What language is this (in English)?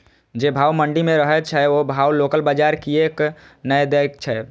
Maithili